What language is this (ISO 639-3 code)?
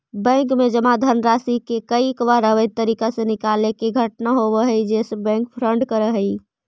mag